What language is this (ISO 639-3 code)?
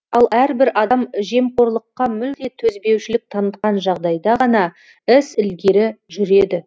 kaz